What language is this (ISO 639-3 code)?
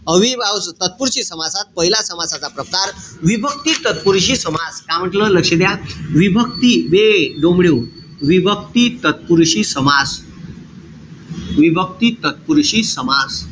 mar